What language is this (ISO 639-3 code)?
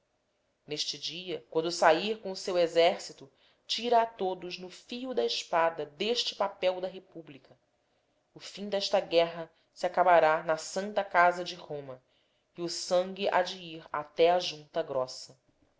por